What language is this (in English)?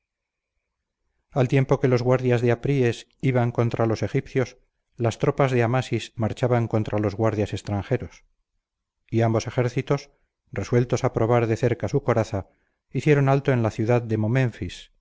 Spanish